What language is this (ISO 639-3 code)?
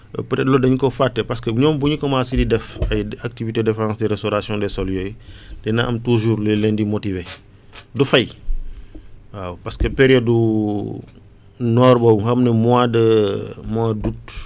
wol